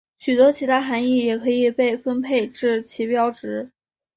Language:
Chinese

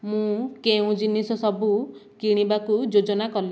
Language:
Odia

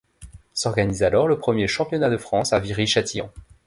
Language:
French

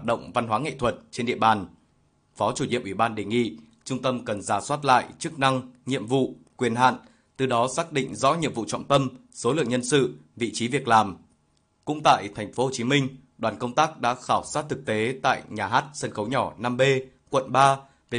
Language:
Vietnamese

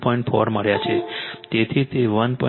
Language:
Gujarati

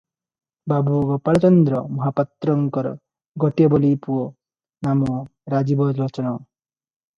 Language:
Odia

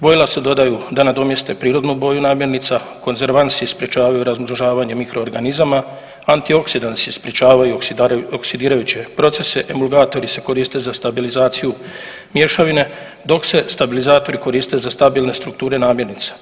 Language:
Croatian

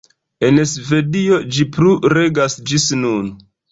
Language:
Esperanto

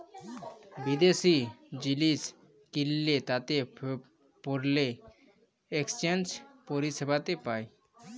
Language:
Bangla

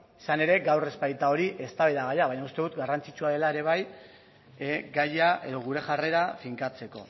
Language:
Basque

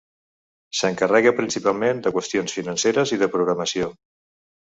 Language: Catalan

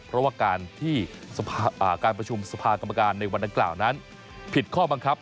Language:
Thai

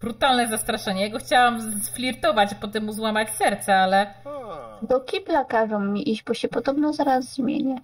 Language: Polish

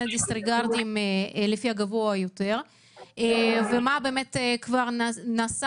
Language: Hebrew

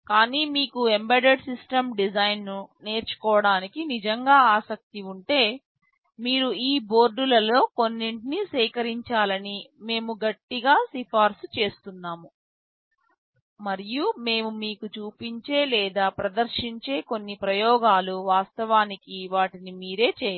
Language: Telugu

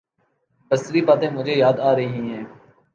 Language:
Urdu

